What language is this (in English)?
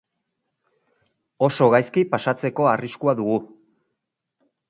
Basque